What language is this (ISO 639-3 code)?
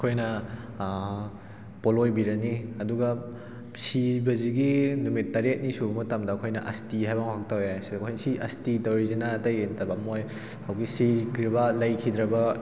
mni